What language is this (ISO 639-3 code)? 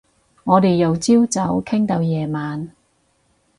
yue